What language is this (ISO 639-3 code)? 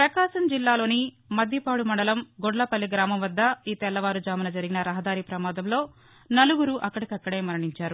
tel